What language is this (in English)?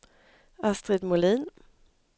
Swedish